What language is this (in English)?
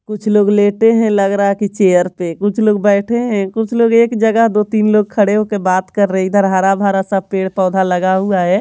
Hindi